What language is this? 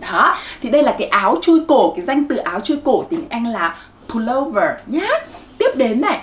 Vietnamese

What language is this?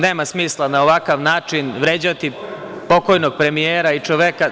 Serbian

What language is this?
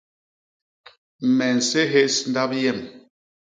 Basaa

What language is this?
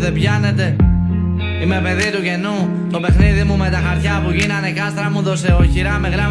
Greek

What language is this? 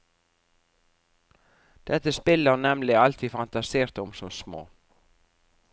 Norwegian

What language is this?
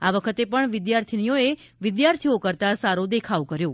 Gujarati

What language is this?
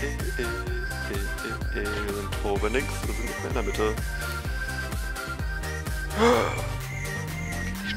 German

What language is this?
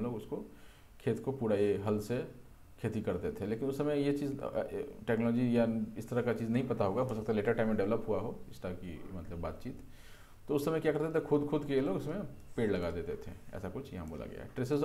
Hindi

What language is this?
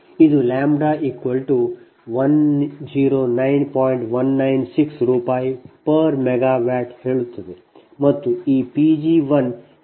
Kannada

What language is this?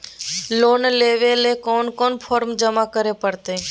Magahi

